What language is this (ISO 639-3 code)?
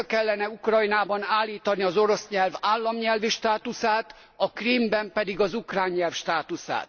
hun